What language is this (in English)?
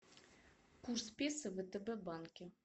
Russian